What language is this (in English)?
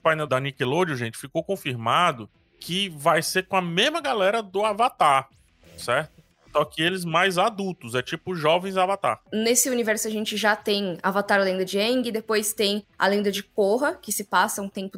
Portuguese